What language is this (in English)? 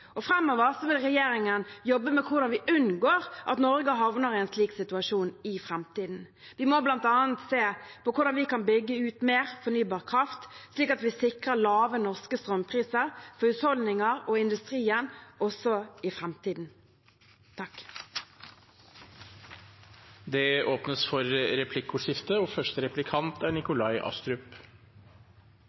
Norwegian Bokmål